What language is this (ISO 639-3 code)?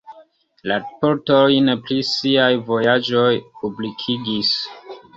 epo